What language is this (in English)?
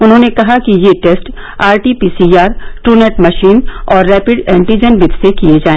Hindi